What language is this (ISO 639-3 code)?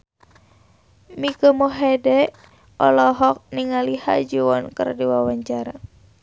sun